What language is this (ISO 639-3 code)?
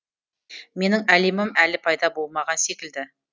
kaz